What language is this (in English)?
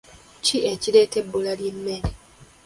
Ganda